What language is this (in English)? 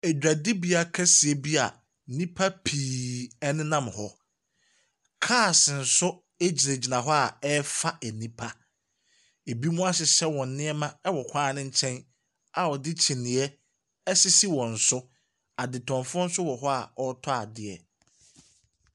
Akan